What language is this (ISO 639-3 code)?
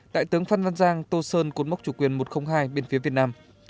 vie